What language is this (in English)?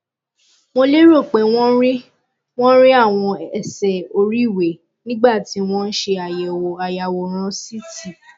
Yoruba